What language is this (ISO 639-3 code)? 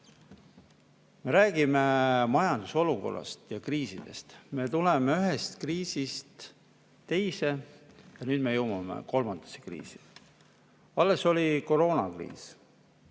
est